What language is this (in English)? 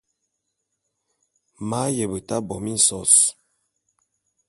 Bulu